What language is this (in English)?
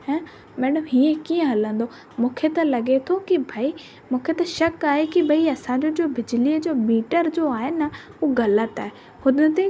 Sindhi